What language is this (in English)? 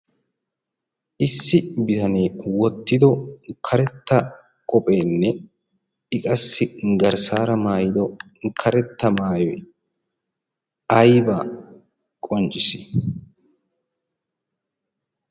Wolaytta